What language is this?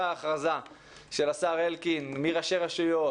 Hebrew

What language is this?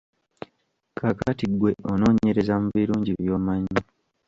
Ganda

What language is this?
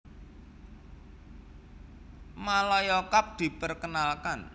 Javanese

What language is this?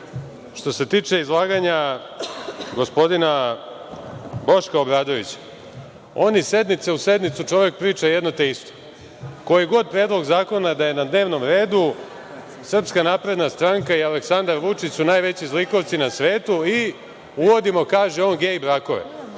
Serbian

